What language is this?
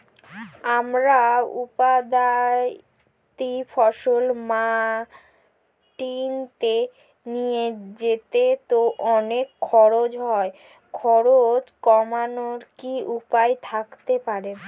Bangla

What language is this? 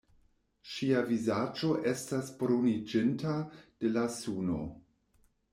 Esperanto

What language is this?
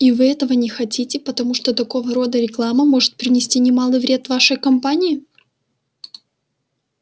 Russian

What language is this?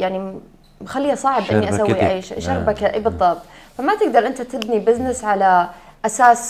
Arabic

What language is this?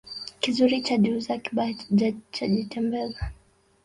Swahili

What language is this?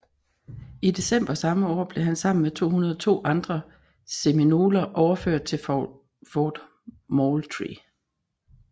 Danish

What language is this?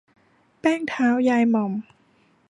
Thai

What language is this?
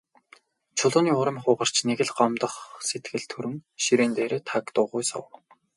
Mongolian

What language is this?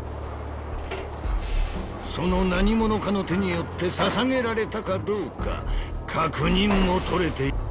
Japanese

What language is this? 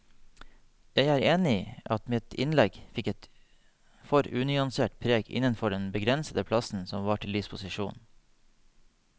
Norwegian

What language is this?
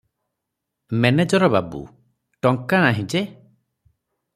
Odia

